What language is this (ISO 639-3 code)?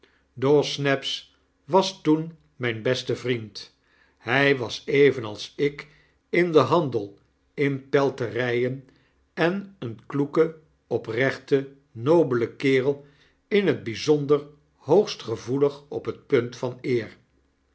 nld